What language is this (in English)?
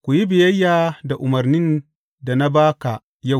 Hausa